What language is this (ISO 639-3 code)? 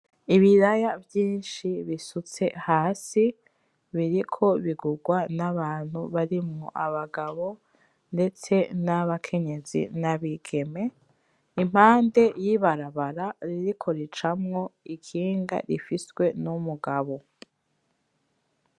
run